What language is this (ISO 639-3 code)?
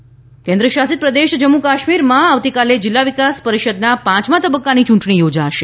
guj